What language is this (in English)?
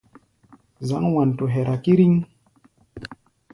Gbaya